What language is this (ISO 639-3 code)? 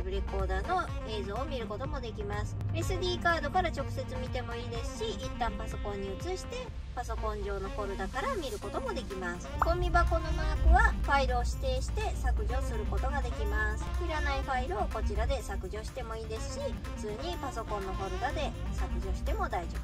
jpn